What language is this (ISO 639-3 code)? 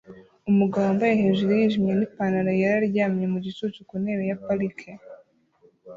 kin